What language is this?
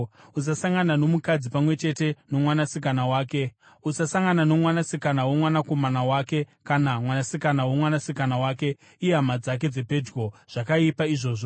Shona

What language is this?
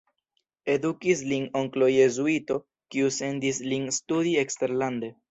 Esperanto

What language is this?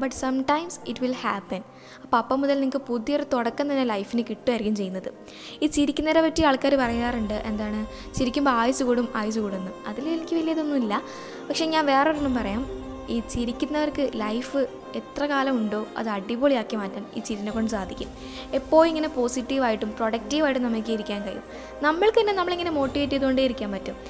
Malayalam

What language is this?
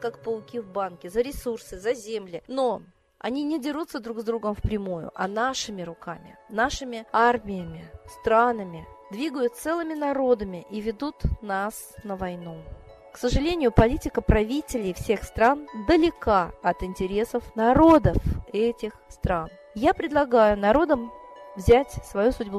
Russian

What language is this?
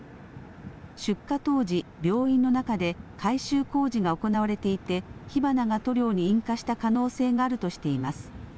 Japanese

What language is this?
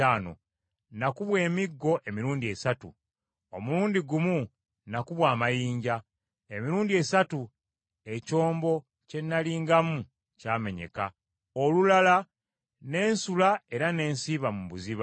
Ganda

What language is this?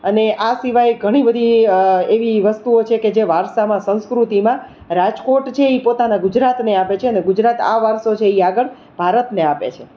Gujarati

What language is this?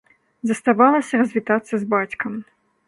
Belarusian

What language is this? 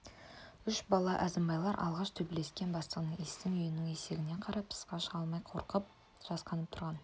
Kazakh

